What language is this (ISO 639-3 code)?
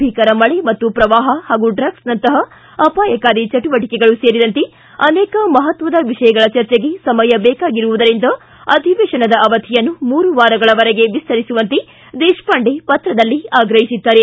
kan